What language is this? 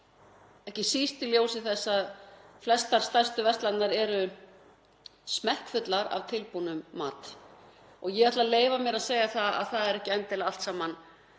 Icelandic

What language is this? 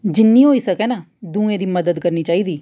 Dogri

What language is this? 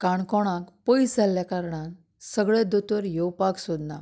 Konkani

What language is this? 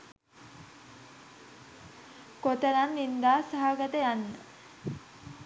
Sinhala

